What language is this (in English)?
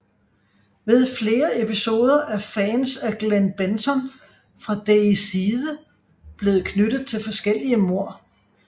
Danish